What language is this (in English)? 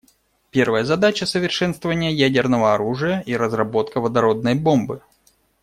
Russian